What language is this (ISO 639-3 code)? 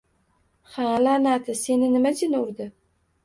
uzb